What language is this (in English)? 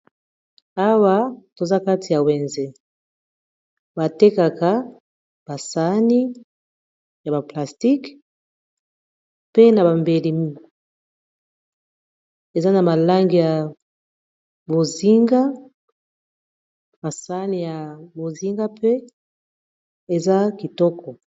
Lingala